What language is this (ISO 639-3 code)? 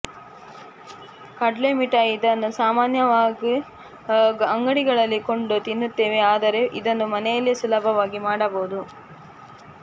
kan